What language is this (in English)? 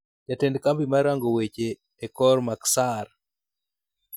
Luo (Kenya and Tanzania)